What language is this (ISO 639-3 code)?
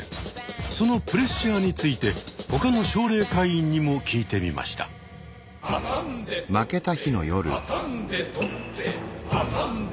jpn